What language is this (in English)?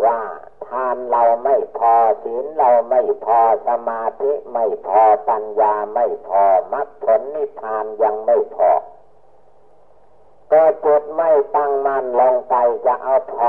Thai